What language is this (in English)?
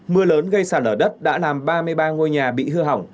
Vietnamese